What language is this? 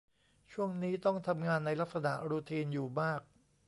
Thai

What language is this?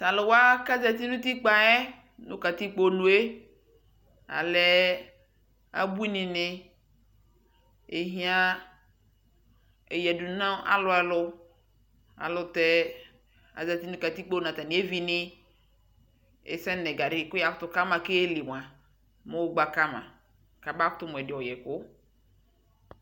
Ikposo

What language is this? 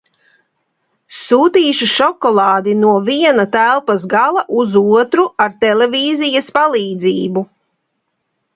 Latvian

